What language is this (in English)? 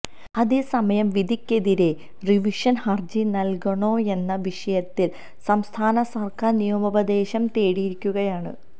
Malayalam